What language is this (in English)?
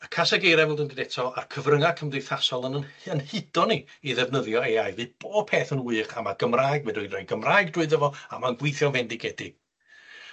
Welsh